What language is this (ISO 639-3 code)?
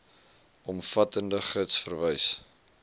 afr